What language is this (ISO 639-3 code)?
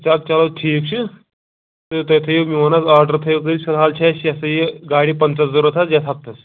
kas